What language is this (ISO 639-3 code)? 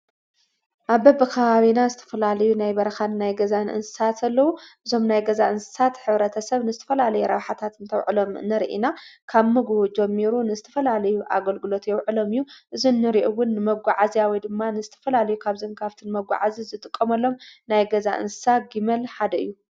tir